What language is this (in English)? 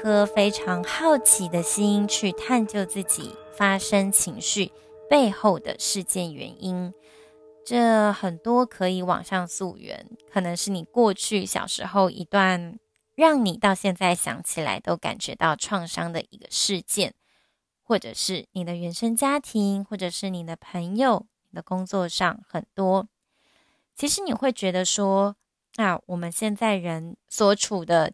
Chinese